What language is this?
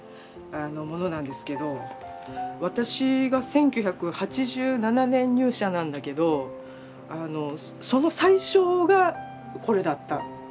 Japanese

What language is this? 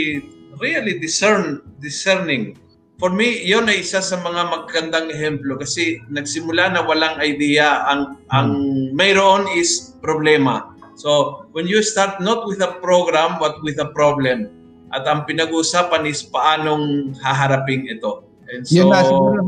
Filipino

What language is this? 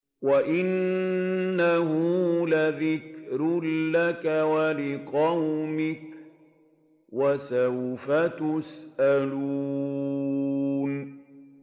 Arabic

